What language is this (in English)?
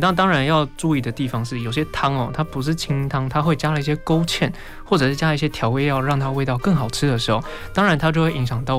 Chinese